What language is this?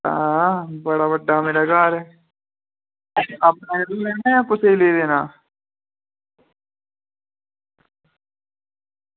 Dogri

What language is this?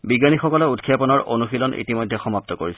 Assamese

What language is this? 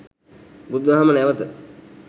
Sinhala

